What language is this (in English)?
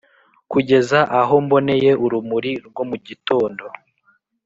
Kinyarwanda